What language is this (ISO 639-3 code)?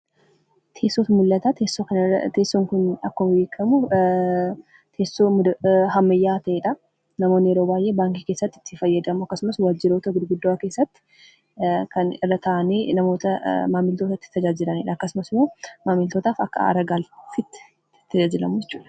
orm